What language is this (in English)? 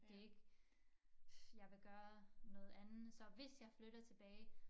Danish